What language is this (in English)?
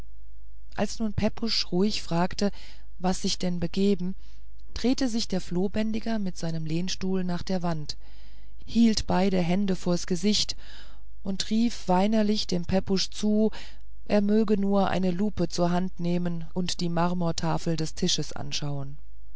German